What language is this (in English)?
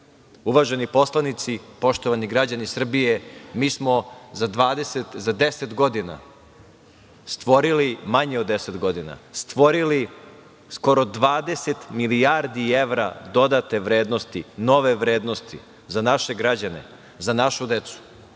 Serbian